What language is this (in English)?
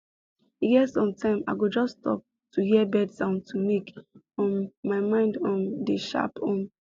Nigerian Pidgin